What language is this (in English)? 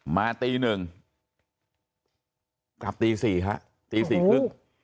Thai